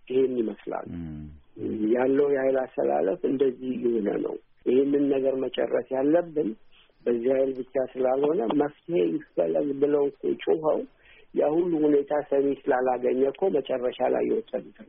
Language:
Amharic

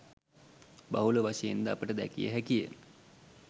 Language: Sinhala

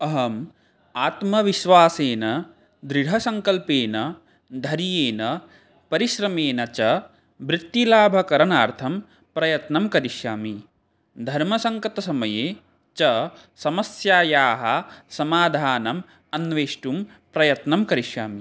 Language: Sanskrit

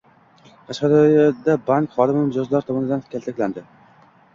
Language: Uzbek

